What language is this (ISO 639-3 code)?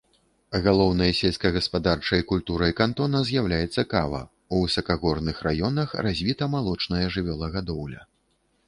bel